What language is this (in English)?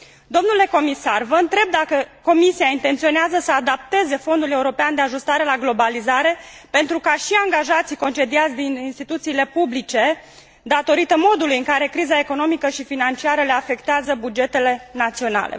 Romanian